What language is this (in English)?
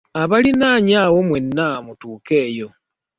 Ganda